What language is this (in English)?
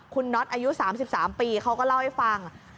Thai